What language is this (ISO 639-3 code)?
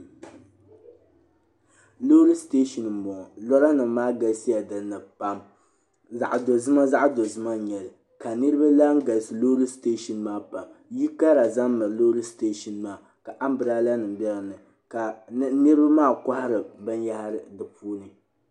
dag